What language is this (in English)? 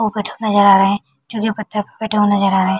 Hindi